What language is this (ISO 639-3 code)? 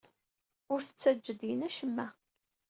kab